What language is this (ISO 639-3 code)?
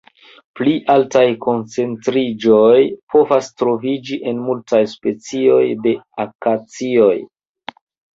epo